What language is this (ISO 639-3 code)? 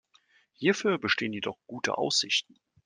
deu